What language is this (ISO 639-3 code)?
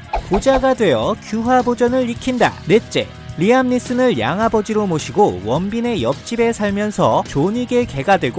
kor